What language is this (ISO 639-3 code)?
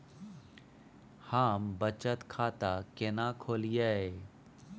mai